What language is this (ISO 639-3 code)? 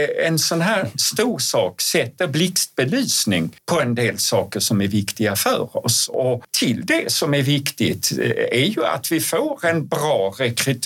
swe